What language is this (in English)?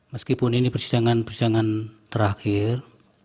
Indonesian